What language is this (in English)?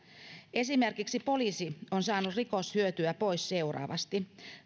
Finnish